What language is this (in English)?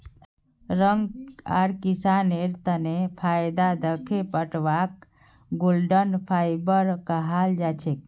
Magahi